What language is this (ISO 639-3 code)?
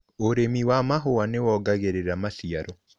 kik